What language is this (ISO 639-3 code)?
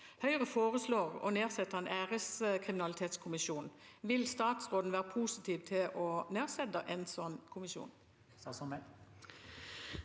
nor